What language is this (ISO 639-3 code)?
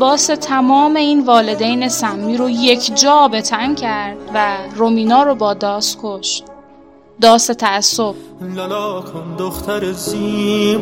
fas